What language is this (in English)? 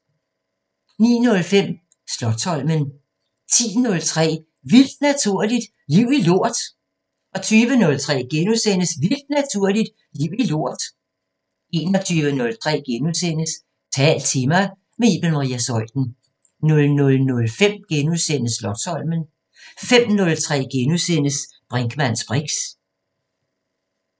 Danish